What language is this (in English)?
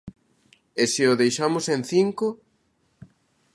Galician